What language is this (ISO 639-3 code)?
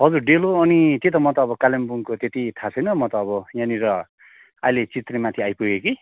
nep